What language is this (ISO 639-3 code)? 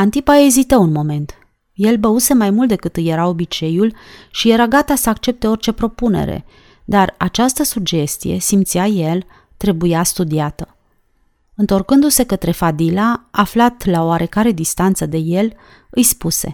ron